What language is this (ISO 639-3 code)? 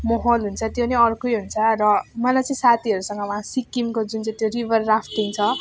nep